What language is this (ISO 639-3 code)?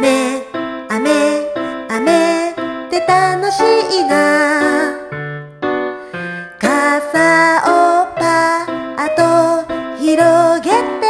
jpn